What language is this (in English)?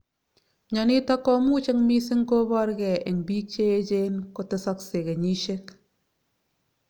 Kalenjin